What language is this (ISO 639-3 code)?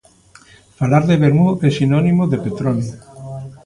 glg